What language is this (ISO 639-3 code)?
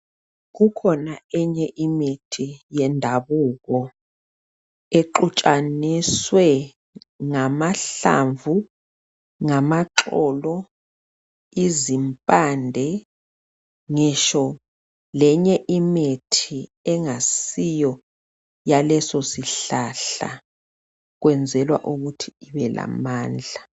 nde